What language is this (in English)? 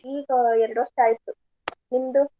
Kannada